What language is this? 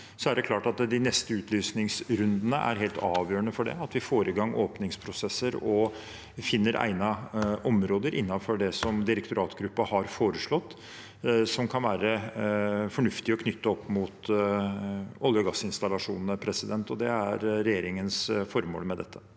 Norwegian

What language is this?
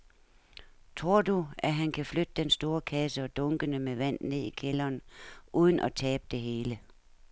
Danish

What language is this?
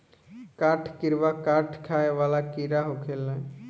Bhojpuri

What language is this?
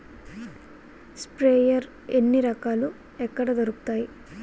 Telugu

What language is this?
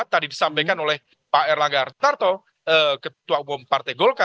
Indonesian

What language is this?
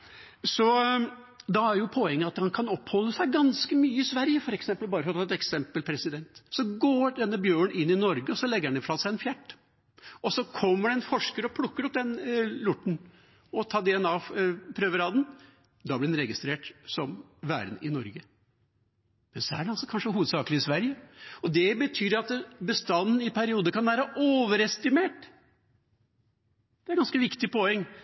Norwegian Bokmål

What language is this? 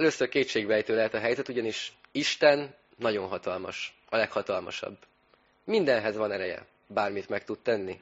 Hungarian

